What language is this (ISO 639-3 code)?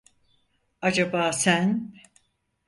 tur